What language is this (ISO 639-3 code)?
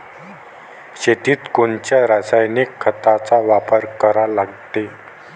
mar